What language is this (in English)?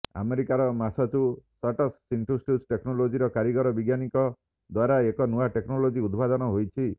Odia